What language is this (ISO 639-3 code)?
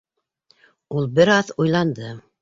bak